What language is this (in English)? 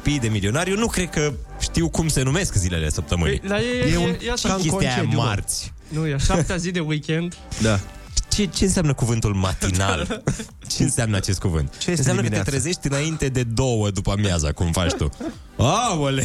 Romanian